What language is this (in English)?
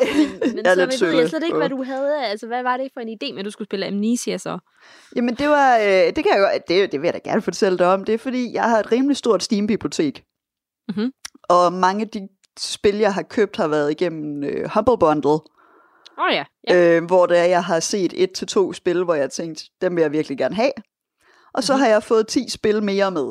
Danish